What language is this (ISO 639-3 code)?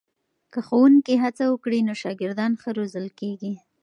pus